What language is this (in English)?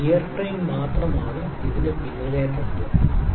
Malayalam